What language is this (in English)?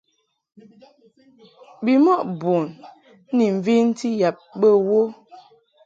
Mungaka